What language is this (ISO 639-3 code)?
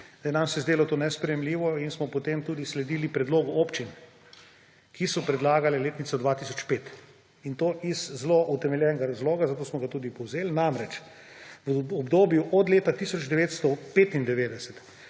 slv